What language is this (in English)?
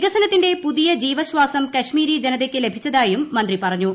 Malayalam